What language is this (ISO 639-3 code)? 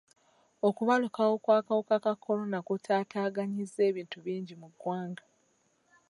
lug